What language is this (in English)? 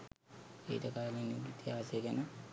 Sinhala